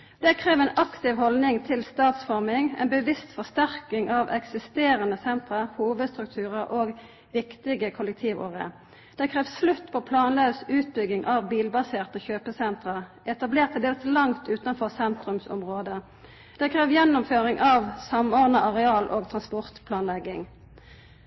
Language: Norwegian Nynorsk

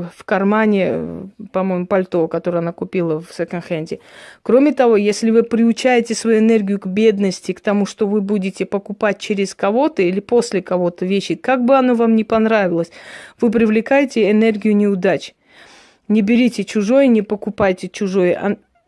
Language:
Russian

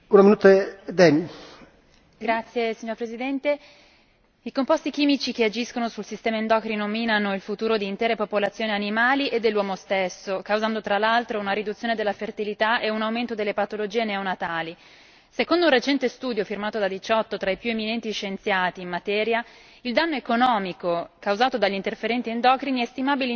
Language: Italian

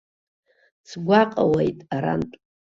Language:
Abkhazian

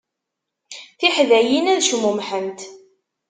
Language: Kabyle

